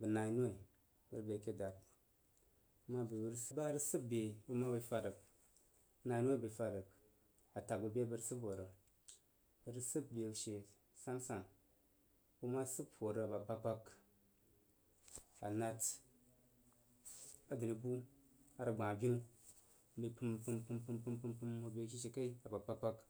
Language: Jiba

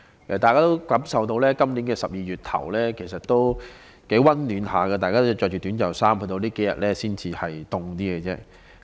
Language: Cantonese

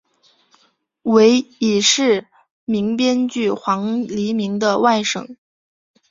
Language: Chinese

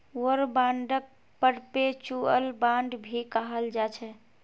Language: Magahi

